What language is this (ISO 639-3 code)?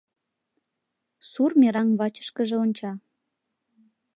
chm